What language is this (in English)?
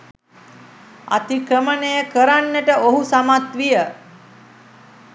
Sinhala